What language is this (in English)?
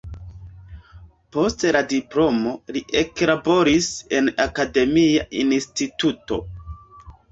Esperanto